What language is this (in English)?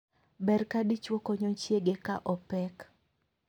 Luo (Kenya and Tanzania)